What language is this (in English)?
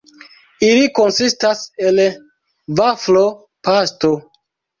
Esperanto